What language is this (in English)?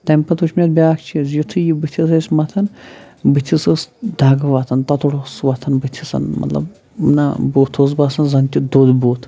Kashmiri